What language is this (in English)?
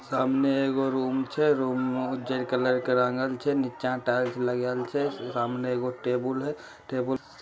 Magahi